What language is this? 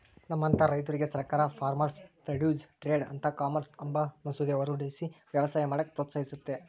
Kannada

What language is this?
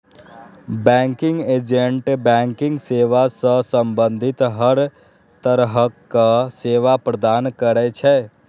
Maithili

